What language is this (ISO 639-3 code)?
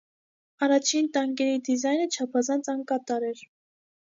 hye